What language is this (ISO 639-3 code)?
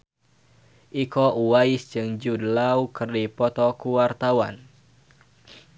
sun